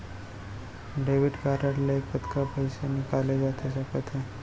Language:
Chhattisgarhi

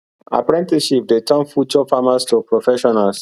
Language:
Nigerian Pidgin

